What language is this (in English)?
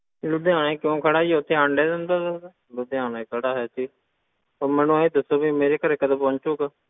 Punjabi